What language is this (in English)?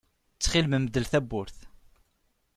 Kabyle